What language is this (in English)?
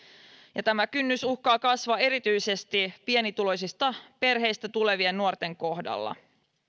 Finnish